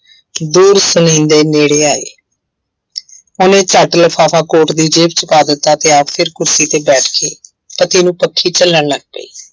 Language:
Punjabi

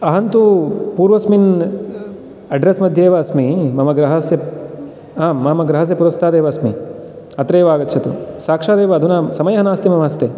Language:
Sanskrit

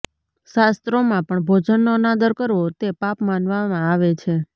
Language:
Gujarati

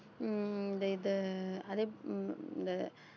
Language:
Tamil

